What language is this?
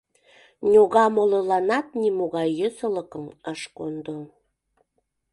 Mari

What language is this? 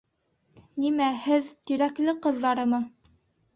Bashkir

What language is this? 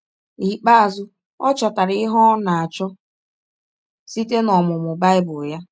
Igbo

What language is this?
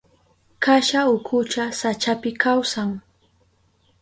Southern Pastaza Quechua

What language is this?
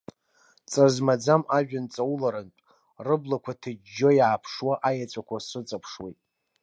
Abkhazian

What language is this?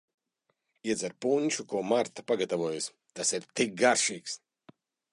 Latvian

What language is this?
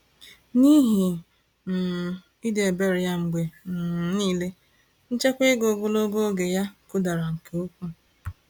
Igbo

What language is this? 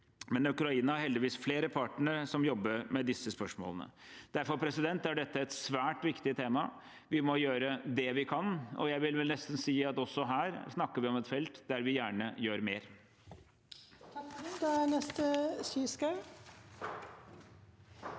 Norwegian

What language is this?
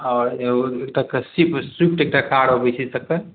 Maithili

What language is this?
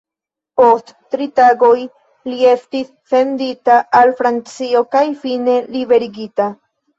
Esperanto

